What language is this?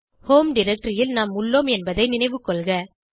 Tamil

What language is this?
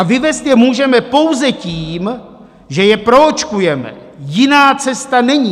Czech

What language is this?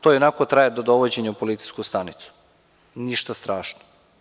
Serbian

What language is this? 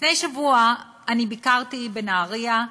Hebrew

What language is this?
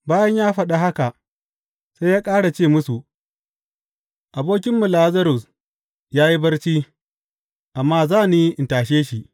Hausa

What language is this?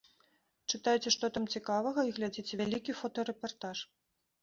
Belarusian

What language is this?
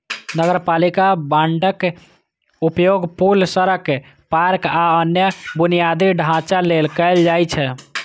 Maithili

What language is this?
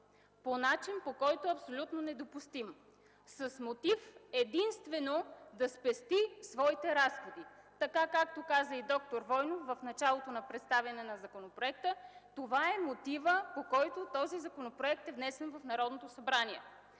Bulgarian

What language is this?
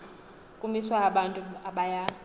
Xhosa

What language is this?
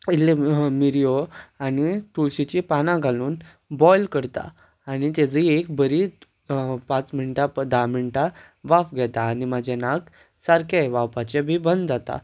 Konkani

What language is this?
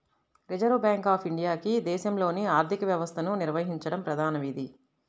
Telugu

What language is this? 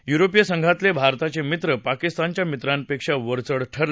Marathi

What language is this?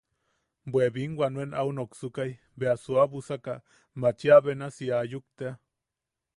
Yaqui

